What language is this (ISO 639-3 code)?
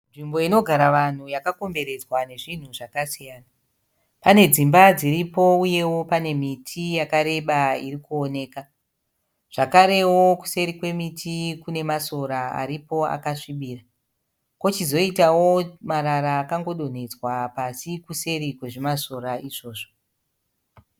sna